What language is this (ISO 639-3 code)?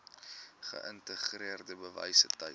afr